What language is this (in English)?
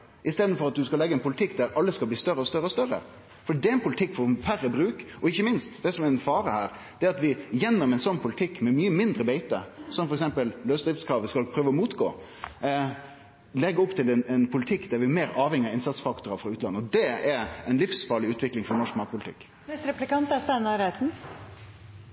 Norwegian Nynorsk